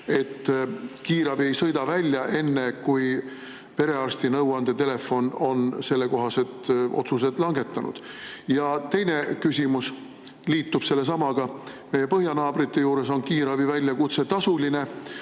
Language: Estonian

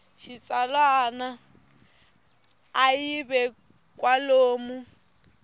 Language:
Tsonga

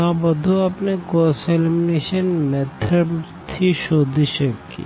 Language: Gujarati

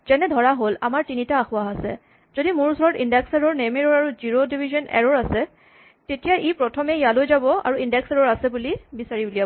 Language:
Assamese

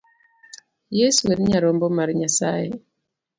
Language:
Luo (Kenya and Tanzania)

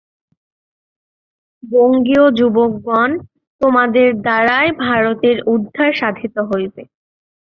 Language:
Bangla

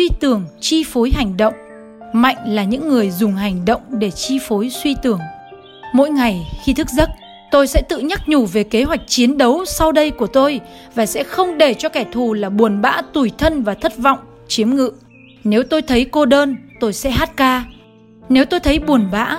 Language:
Vietnamese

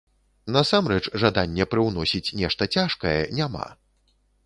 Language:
Belarusian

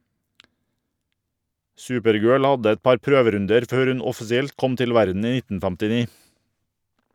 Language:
Norwegian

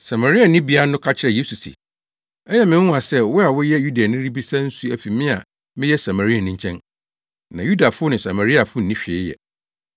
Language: Akan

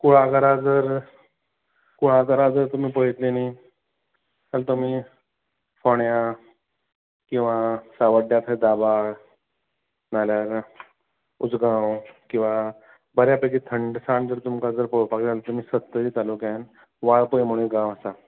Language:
Konkani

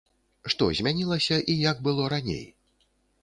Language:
Belarusian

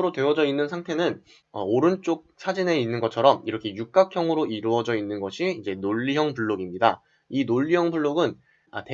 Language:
Korean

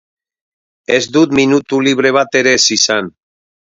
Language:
Basque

